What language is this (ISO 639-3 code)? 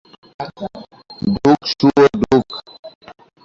ben